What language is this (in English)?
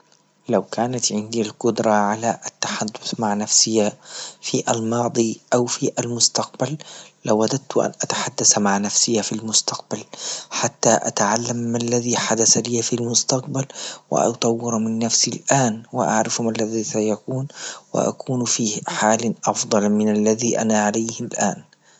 Libyan Arabic